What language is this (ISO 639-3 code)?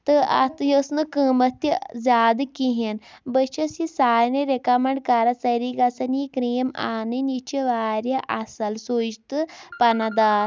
kas